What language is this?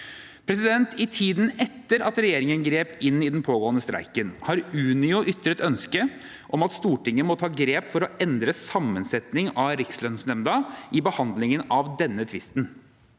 Norwegian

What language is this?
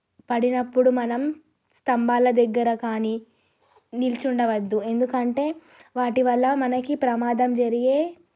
Telugu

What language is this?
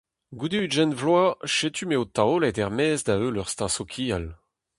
Breton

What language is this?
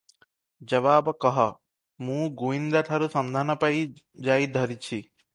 Odia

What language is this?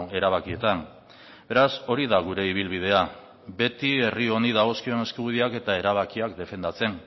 Basque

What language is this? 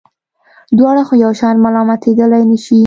Pashto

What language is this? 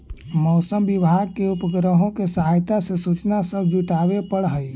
Magahi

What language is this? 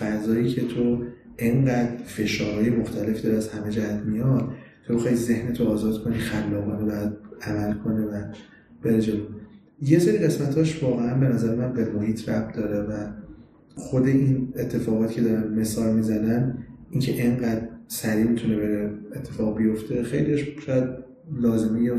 Persian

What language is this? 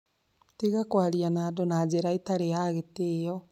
Kikuyu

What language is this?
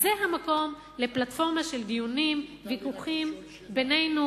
Hebrew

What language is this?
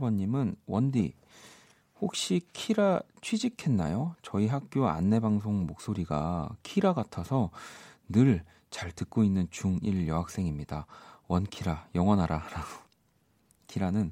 Korean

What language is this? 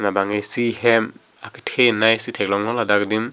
Karbi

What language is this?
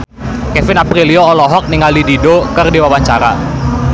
Sundanese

